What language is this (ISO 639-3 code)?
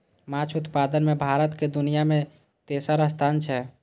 mai